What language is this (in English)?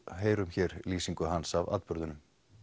Icelandic